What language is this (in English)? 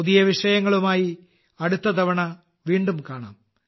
Malayalam